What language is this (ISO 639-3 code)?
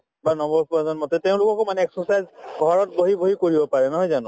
asm